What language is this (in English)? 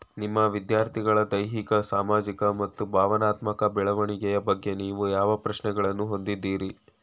Kannada